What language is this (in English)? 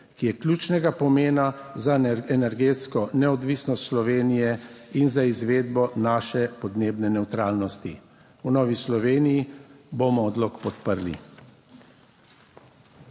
Slovenian